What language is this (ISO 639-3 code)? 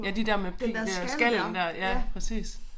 dan